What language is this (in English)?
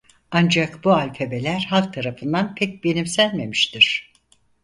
Turkish